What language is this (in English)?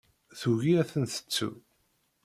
Kabyle